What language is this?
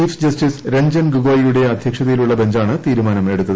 Malayalam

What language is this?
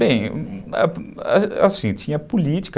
Portuguese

